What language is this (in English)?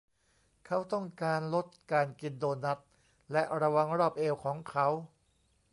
Thai